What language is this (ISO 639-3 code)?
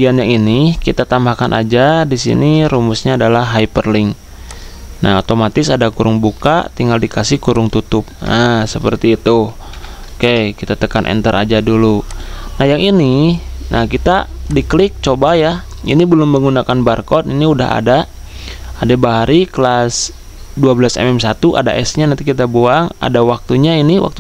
ind